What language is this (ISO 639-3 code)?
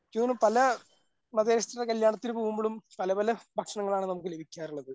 mal